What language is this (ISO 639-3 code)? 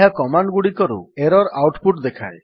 ori